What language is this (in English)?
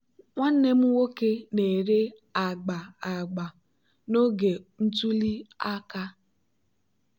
Igbo